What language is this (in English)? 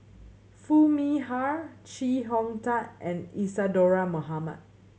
English